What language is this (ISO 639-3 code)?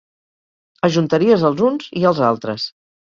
cat